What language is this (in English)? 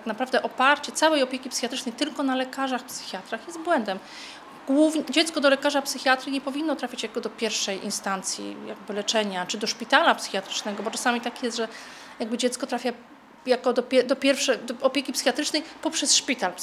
Polish